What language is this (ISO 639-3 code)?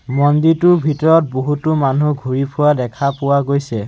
asm